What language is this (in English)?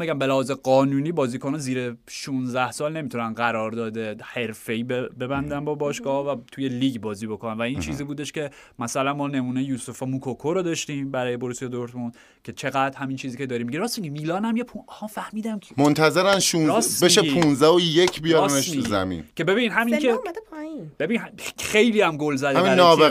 Persian